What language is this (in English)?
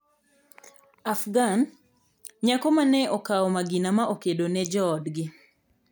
Luo (Kenya and Tanzania)